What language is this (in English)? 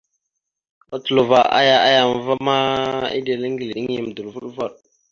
Mada (Cameroon)